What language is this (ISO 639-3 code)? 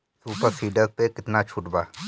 bho